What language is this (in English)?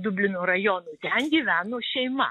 Lithuanian